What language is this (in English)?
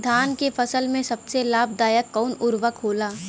Bhojpuri